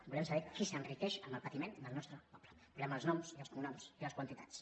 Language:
Catalan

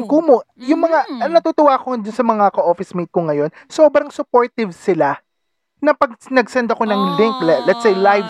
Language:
Filipino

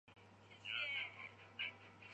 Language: Chinese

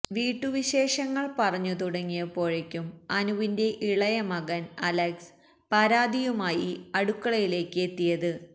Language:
Malayalam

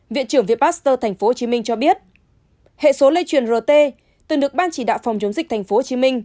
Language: Vietnamese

